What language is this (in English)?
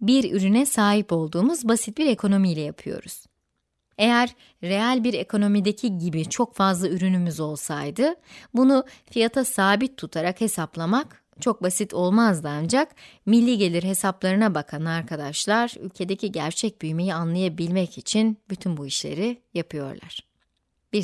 Turkish